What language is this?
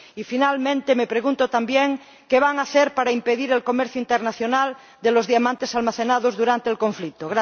Spanish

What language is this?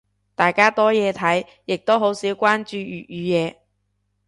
Cantonese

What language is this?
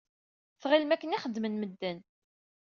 Kabyle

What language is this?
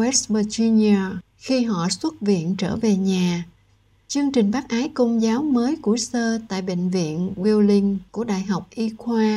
Vietnamese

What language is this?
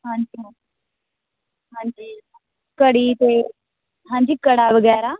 Punjabi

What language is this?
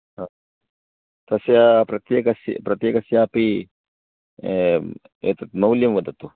Sanskrit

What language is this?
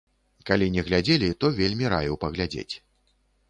Belarusian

